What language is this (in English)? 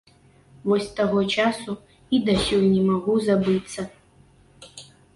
Belarusian